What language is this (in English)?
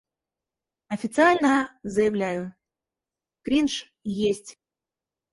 Russian